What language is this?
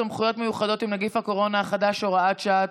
Hebrew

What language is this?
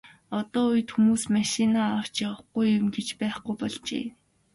Mongolian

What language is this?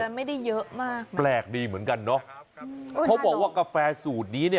Thai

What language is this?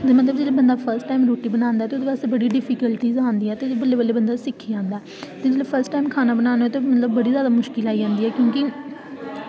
Dogri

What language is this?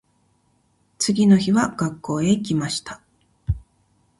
Japanese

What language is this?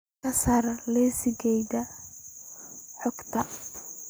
Somali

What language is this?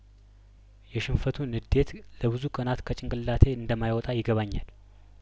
Amharic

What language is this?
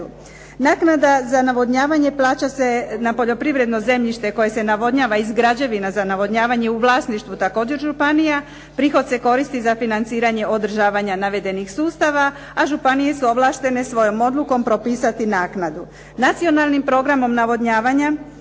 Croatian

